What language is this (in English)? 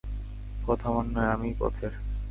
Bangla